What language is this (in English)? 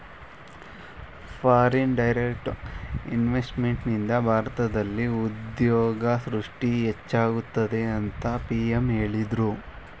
Kannada